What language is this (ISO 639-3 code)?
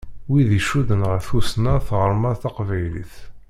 kab